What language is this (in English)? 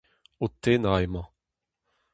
Breton